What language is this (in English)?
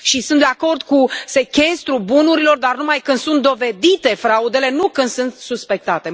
Romanian